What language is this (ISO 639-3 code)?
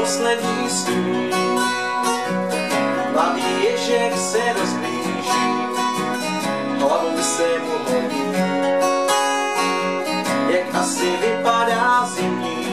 pol